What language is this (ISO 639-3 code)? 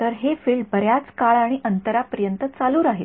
mar